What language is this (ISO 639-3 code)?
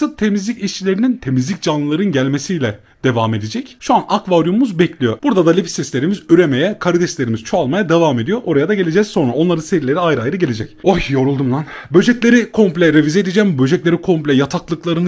tur